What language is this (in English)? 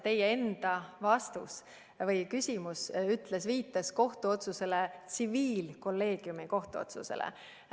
Estonian